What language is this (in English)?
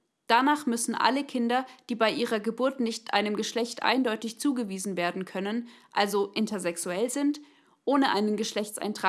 German